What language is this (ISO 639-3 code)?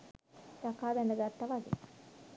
sin